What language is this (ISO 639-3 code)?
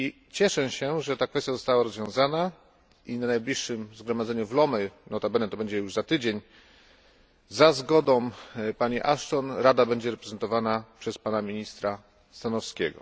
pol